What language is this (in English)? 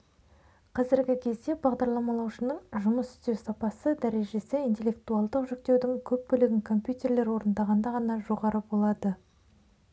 Kazakh